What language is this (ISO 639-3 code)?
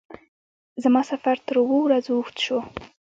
pus